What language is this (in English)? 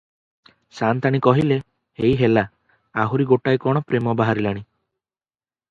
Odia